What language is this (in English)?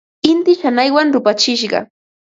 Ambo-Pasco Quechua